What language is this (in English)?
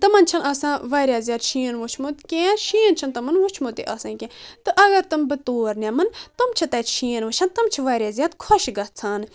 Kashmiri